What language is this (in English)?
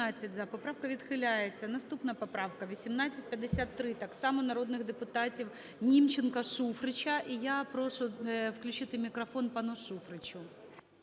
Ukrainian